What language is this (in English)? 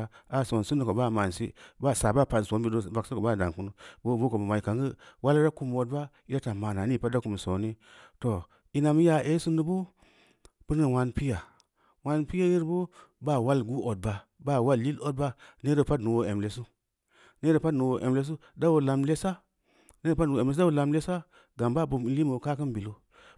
Samba Leko